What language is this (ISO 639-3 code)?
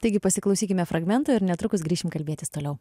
lit